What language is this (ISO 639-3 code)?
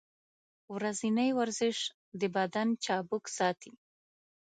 pus